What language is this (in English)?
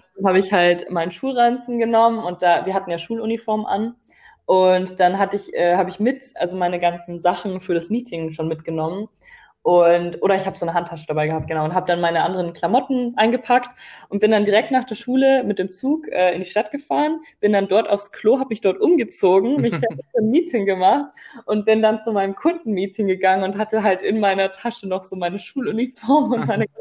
German